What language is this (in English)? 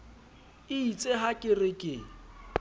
Southern Sotho